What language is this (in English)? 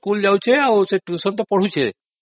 Odia